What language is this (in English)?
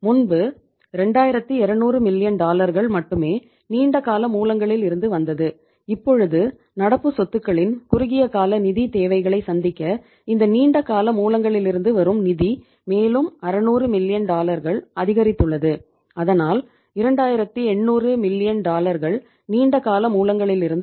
Tamil